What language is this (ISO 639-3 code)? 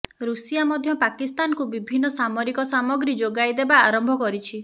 ori